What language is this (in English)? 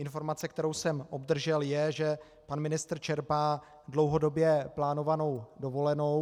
Czech